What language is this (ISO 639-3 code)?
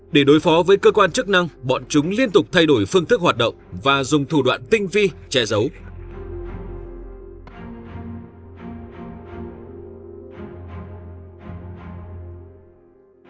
vie